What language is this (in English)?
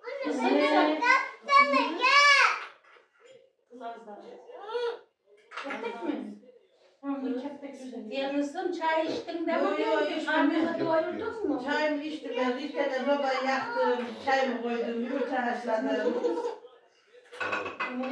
Turkish